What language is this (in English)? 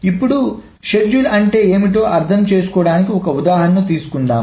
Telugu